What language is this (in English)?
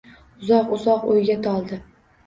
Uzbek